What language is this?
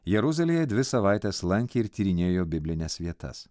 Lithuanian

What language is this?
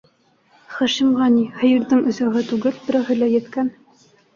Bashkir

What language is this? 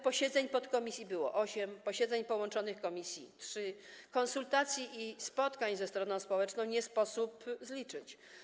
Polish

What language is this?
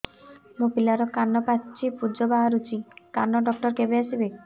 Odia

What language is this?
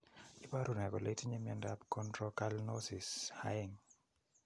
Kalenjin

